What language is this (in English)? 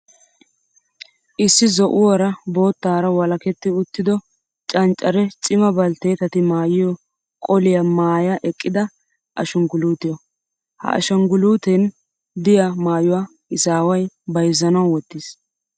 Wolaytta